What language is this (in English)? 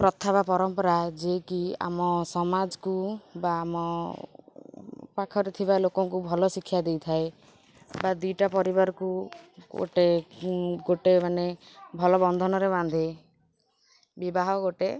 Odia